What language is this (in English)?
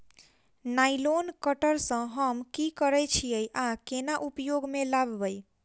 Maithili